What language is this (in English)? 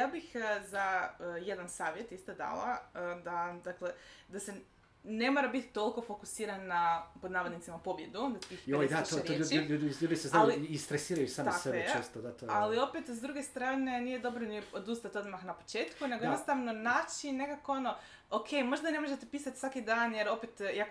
Croatian